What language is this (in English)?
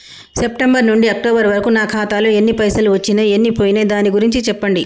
Telugu